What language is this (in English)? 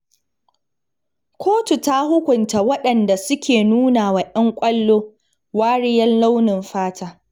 Hausa